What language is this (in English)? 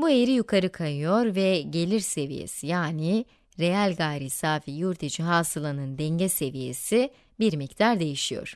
Turkish